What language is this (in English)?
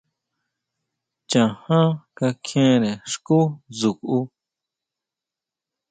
Huautla Mazatec